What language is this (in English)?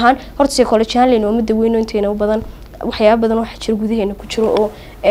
Arabic